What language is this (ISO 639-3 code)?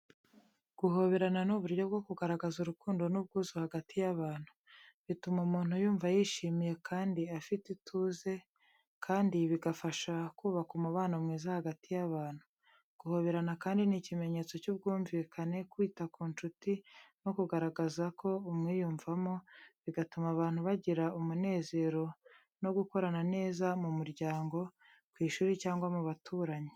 kin